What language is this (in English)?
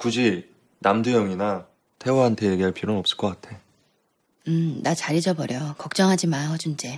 Korean